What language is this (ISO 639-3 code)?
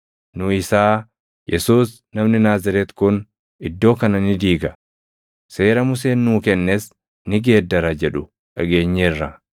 orm